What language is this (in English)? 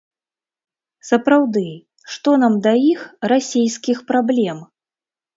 Belarusian